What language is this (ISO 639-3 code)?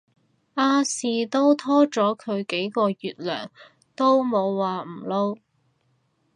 yue